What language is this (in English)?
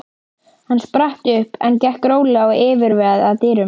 Icelandic